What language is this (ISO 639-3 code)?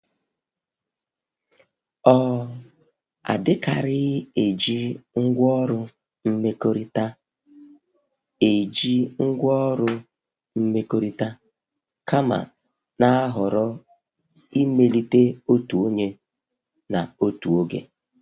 ibo